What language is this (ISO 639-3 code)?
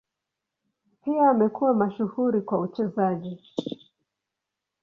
swa